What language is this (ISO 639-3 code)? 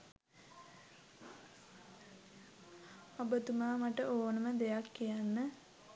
sin